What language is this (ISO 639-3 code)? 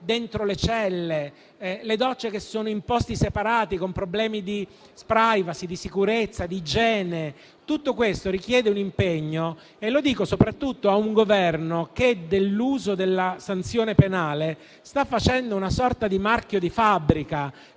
ita